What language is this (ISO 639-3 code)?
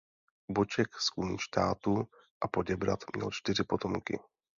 ces